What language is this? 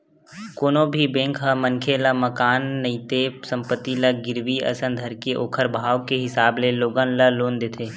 Chhattisgarhi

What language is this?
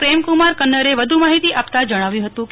Gujarati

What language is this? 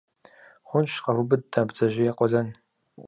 Kabardian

